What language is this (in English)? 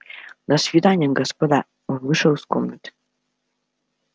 Russian